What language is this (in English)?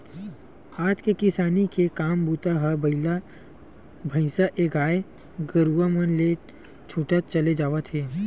Chhattisgarhi